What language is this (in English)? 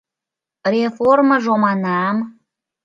Mari